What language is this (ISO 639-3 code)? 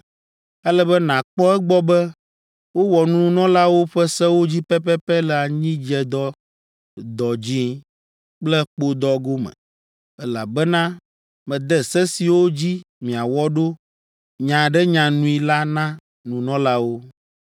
ewe